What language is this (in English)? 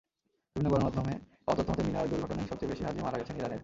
Bangla